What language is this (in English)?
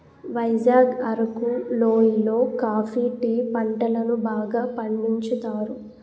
Telugu